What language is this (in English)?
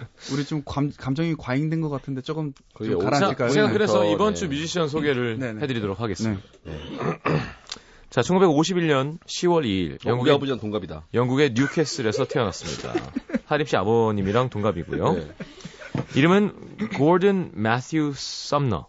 Korean